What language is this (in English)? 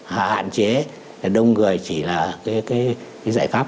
Vietnamese